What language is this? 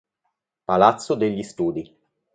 Italian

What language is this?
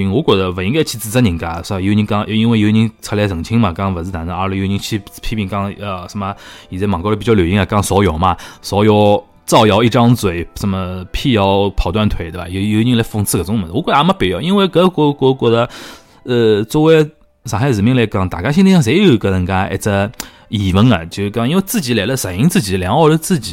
Chinese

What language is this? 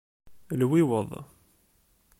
Kabyle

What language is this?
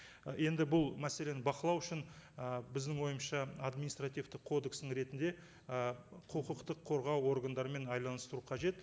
Kazakh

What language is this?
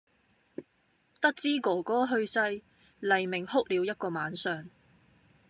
Cantonese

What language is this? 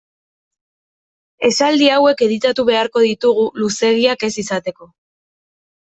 Basque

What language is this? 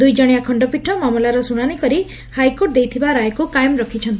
Odia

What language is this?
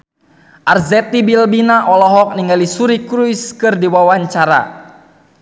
Sundanese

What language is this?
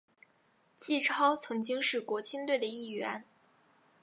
Chinese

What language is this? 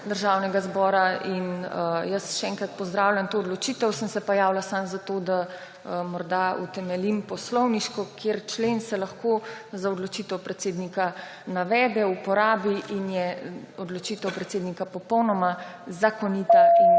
Slovenian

